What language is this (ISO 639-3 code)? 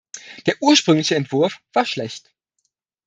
deu